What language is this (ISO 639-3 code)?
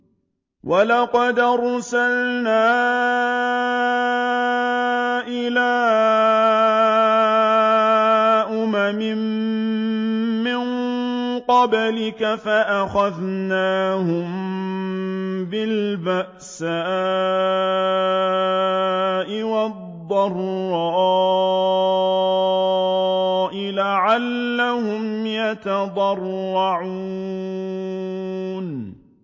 ara